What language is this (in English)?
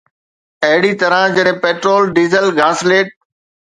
Sindhi